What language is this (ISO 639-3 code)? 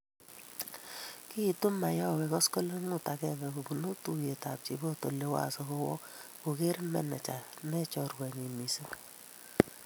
kln